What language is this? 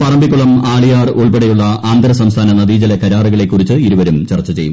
Malayalam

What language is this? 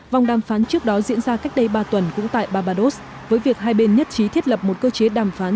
Vietnamese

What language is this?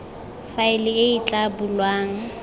Tswana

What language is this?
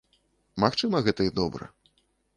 Belarusian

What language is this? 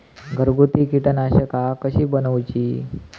Marathi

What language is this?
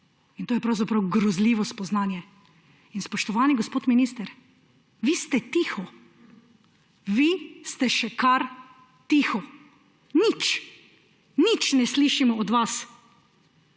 Slovenian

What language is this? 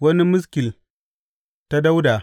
Hausa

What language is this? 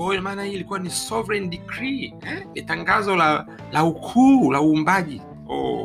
Swahili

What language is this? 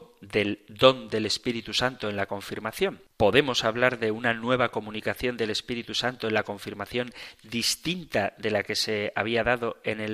Spanish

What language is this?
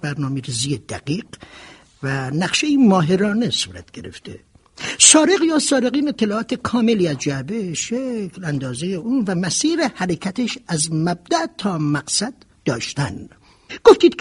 Persian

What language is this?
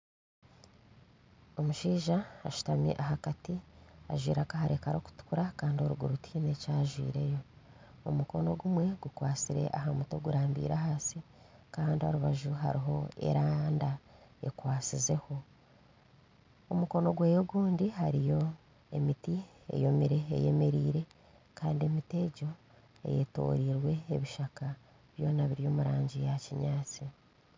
Nyankole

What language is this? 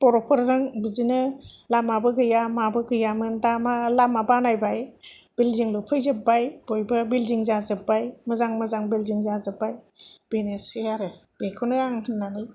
Bodo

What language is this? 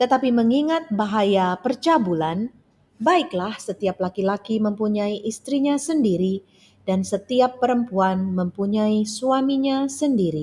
Indonesian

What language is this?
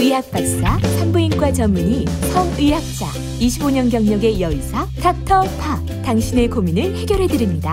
Korean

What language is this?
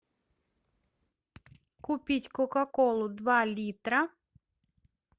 Russian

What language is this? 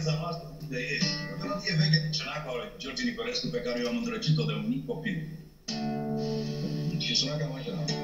Romanian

